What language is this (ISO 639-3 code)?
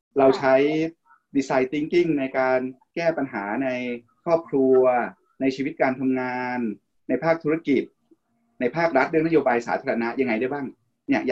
tha